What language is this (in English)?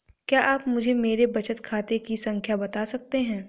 Hindi